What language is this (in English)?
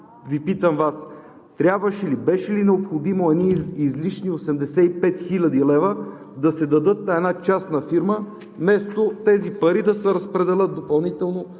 Bulgarian